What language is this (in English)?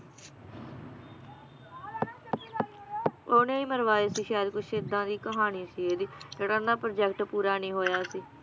Punjabi